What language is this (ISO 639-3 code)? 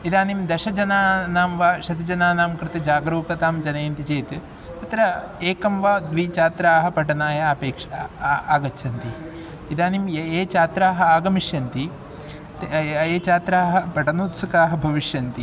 san